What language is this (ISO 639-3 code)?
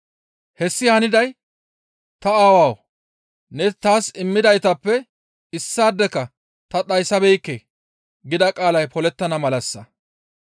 gmv